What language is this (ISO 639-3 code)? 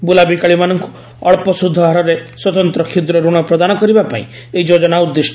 ori